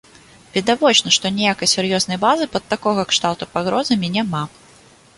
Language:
Belarusian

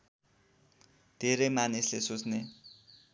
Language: Nepali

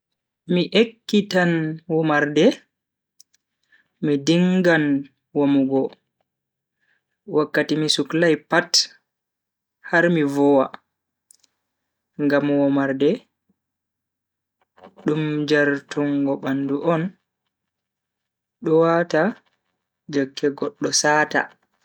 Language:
Bagirmi Fulfulde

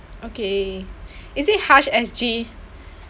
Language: English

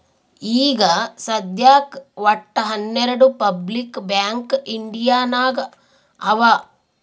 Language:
Kannada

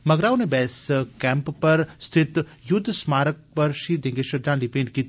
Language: Dogri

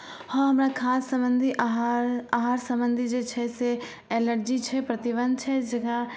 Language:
Maithili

